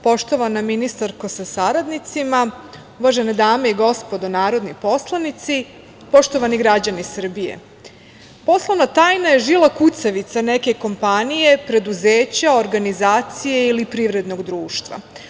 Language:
Serbian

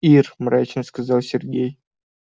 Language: Russian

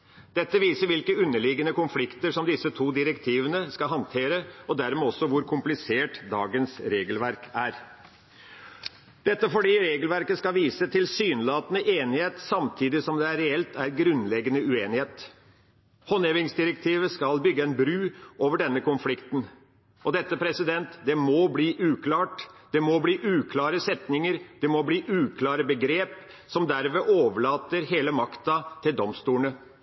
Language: Norwegian Bokmål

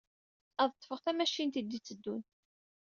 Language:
Kabyle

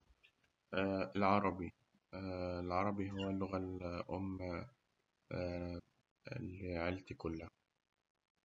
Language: Egyptian Arabic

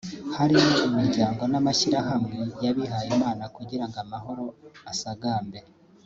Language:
Kinyarwanda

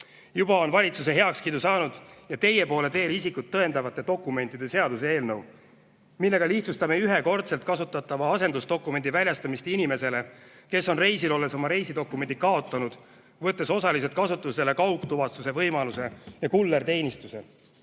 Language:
Estonian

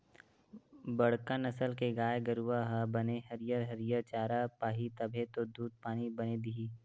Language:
Chhattisgarhi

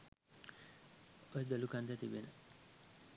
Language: Sinhala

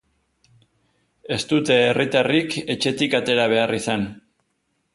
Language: Basque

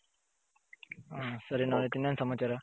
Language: Kannada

